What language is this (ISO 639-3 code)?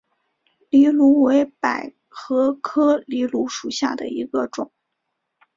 zho